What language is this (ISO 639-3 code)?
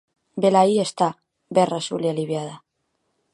glg